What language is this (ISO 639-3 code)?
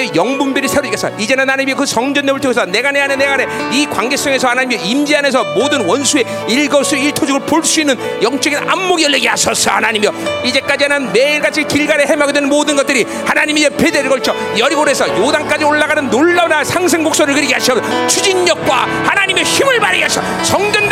kor